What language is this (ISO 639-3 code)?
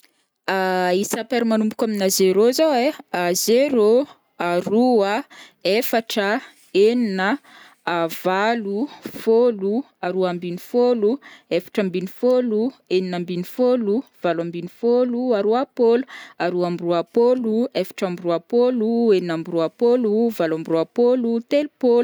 bmm